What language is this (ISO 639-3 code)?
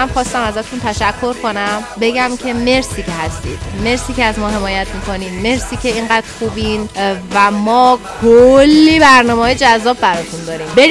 fas